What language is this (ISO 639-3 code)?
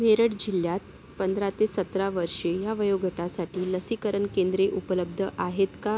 mar